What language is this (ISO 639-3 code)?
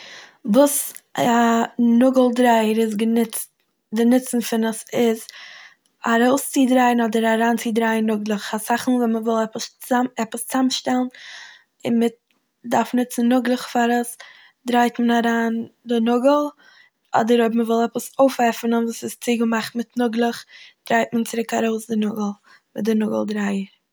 yid